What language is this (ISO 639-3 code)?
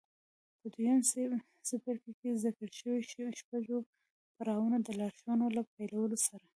pus